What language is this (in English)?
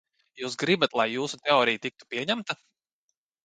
Latvian